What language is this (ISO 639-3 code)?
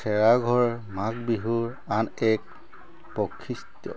asm